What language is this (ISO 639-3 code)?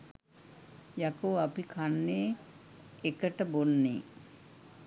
sin